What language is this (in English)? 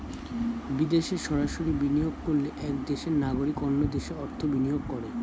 Bangla